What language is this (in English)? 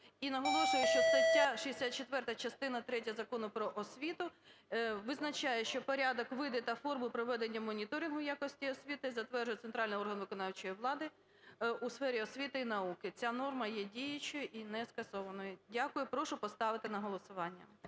Ukrainian